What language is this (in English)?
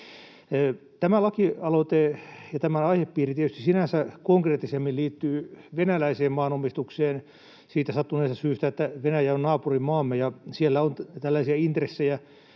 Finnish